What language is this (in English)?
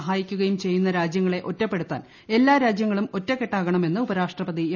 Malayalam